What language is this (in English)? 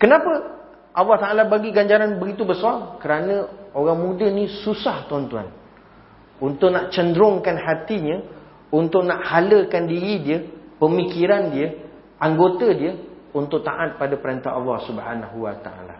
Malay